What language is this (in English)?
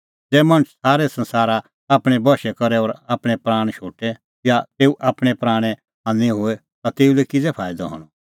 Kullu Pahari